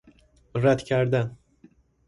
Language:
Persian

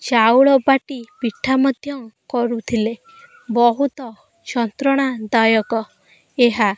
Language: Odia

